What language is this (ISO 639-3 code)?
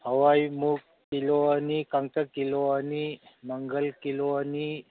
mni